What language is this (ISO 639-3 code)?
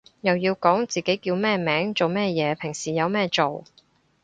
yue